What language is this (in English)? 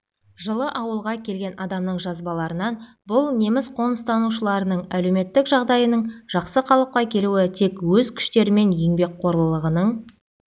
Kazakh